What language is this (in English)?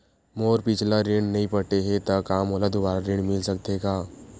Chhattisgarhi